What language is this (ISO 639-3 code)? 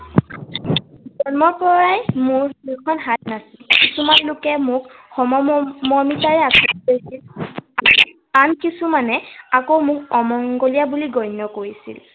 asm